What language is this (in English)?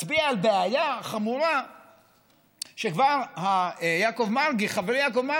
Hebrew